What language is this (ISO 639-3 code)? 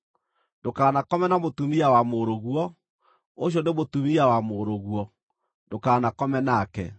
kik